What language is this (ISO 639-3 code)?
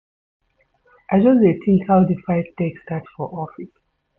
pcm